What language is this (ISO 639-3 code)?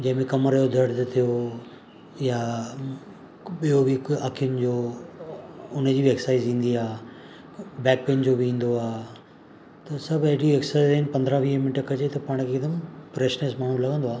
snd